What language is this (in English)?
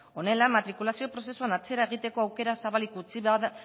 Basque